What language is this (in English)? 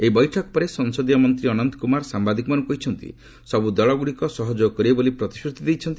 Odia